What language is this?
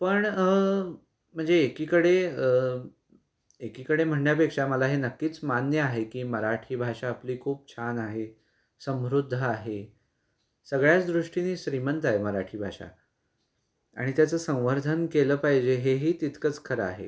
Marathi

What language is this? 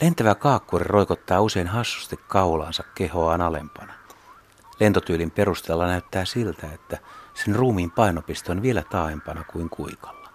Finnish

